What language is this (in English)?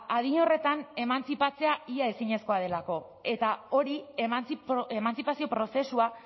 Basque